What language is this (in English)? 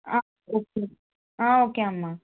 Telugu